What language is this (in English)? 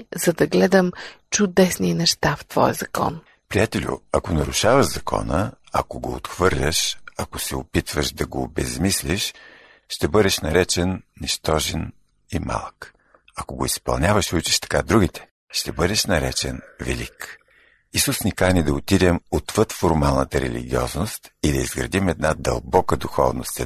Bulgarian